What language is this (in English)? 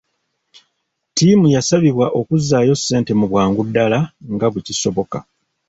Ganda